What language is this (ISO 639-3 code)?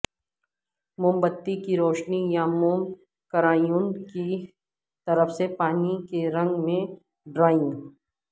urd